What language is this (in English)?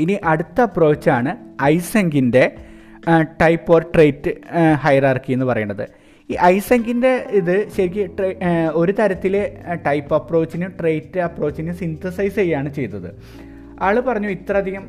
Malayalam